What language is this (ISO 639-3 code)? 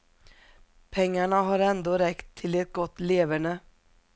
swe